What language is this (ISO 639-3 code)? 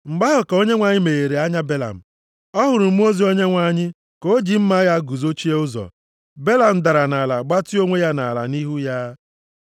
ibo